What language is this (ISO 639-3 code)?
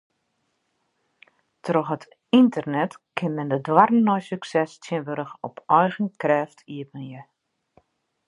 fry